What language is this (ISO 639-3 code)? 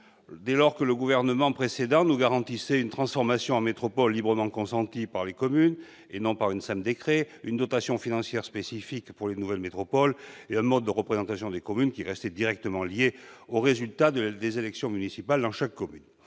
fra